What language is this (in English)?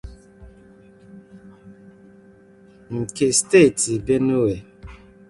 Igbo